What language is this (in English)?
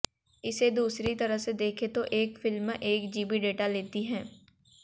Hindi